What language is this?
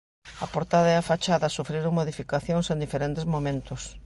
Galician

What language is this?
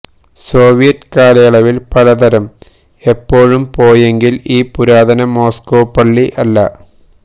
Malayalam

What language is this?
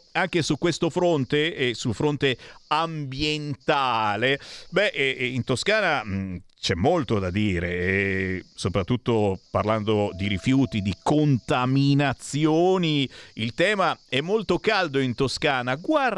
Italian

